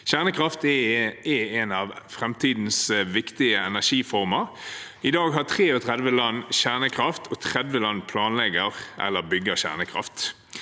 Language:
Norwegian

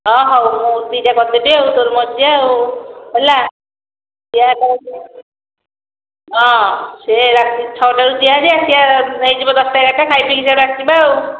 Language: Odia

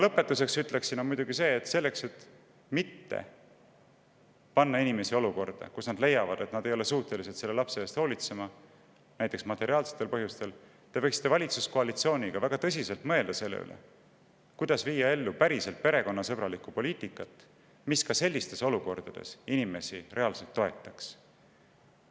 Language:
Estonian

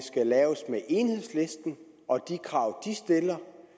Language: Danish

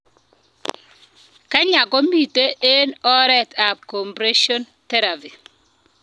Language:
Kalenjin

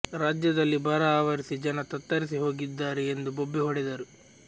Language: Kannada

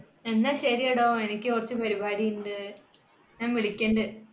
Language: Malayalam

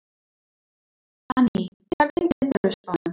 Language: Icelandic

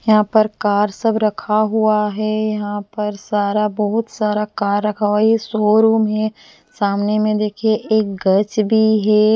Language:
Hindi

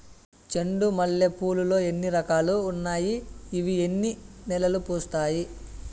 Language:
Telugu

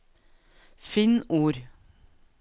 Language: Norwegian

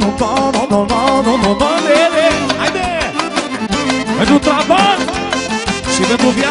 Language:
Romanian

